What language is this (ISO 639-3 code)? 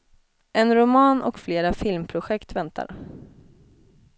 swe